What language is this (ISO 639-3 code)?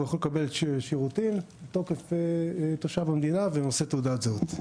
heb